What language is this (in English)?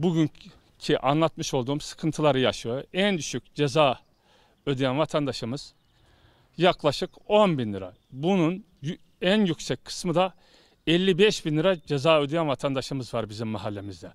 Turkish